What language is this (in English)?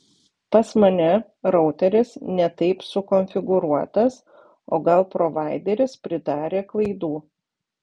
Lithuanian